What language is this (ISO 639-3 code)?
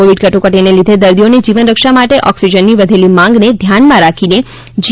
guj